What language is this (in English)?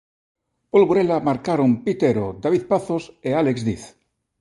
Galician